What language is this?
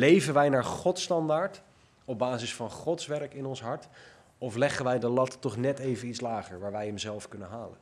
Dutch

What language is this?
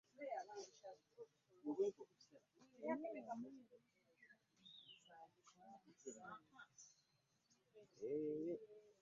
Ganda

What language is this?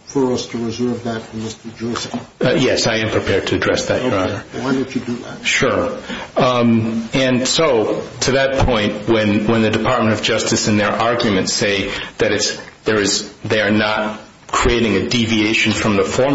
English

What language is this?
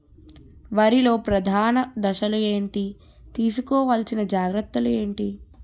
Telugu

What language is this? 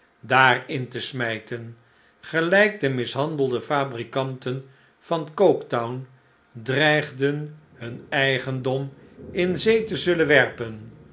Dutch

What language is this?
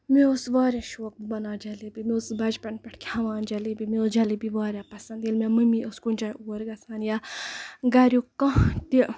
Kashmiri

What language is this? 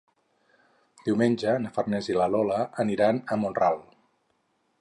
Catalan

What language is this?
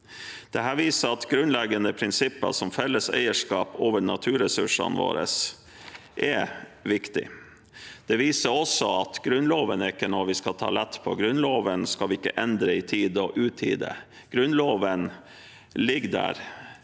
Norwegian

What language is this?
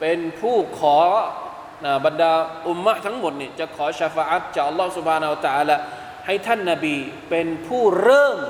Thai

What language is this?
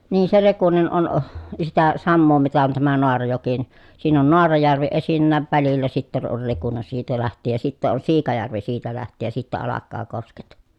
Finnish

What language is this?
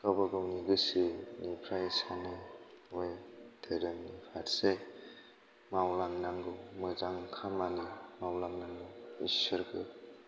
Bodo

